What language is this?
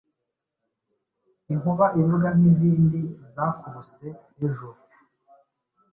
Kinyarwanda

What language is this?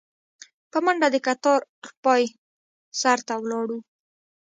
Pashto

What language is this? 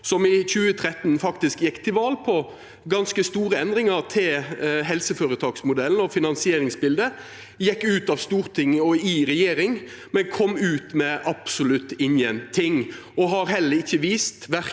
Norwegian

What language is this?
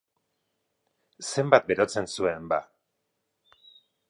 Basque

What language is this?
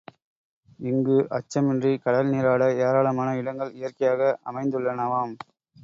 Tamil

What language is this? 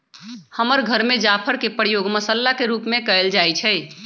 Magahi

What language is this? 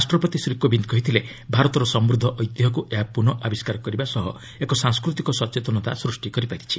Odia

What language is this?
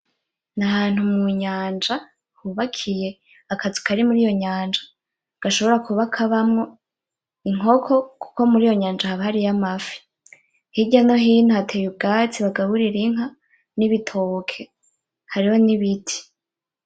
Rundi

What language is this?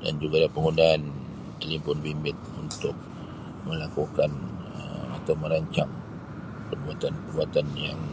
Sabah Malay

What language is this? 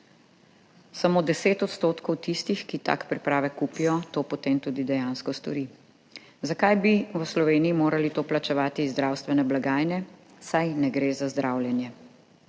Slovenian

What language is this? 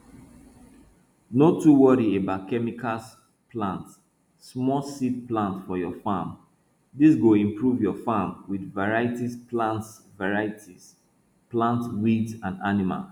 Nigerian Pidgin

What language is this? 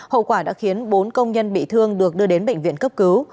Vietnamese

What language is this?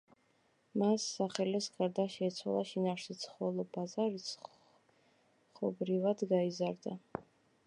Georgian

